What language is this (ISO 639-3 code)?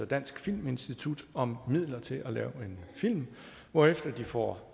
dan